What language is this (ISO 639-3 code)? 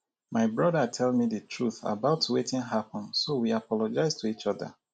pcm